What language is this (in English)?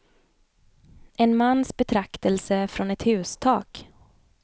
Swedish